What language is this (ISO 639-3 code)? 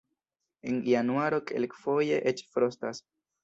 epo